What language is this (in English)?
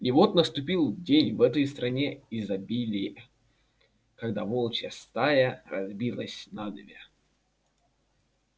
Russian